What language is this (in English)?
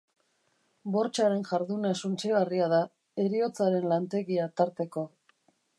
Basque